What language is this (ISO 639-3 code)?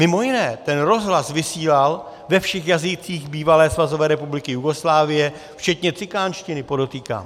ces